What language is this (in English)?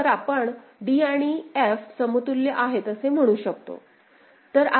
Marathi